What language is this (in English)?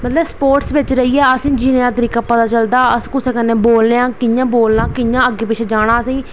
Dogri